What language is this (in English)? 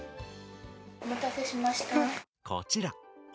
Japanese